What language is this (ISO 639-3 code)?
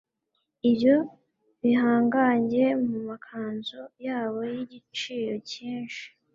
kin